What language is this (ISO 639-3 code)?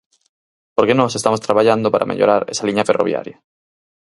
glg